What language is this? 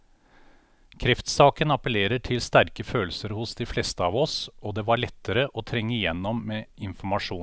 Norwegian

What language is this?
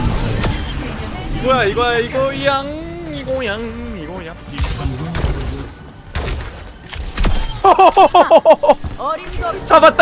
Korean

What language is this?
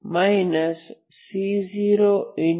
Kannada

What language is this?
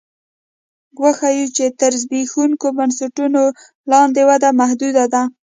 Pashto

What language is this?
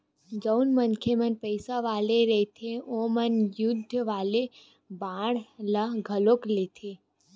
Chhattisgarhi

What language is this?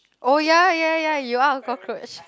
English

